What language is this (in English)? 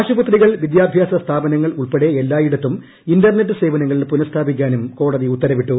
Malayalam